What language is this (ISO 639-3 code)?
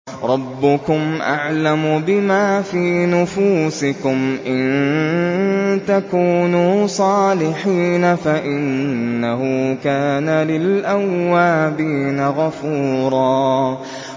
ara